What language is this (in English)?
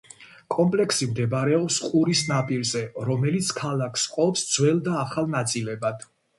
Georgian